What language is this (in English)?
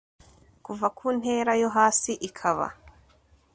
Kinyarwanda